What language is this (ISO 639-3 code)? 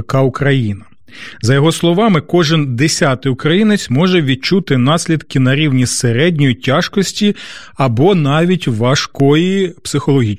ukr